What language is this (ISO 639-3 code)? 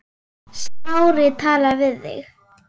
isl